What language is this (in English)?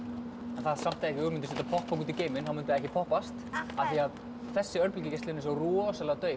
Icelandic